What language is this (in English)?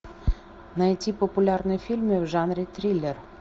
Russian